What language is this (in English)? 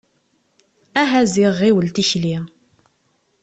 Kabyle